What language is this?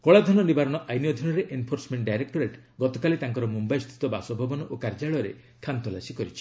Odia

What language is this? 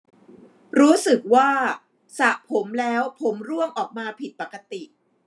Thai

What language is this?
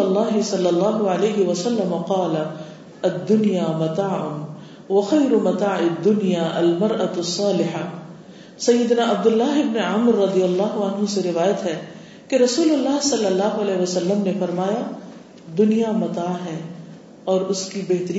Urdu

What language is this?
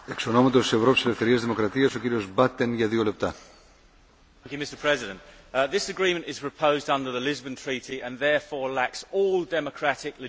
English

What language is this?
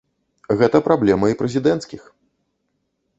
Belarusian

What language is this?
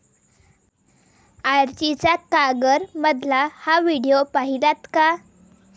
Marathi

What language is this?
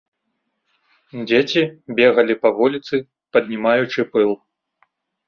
Belarusian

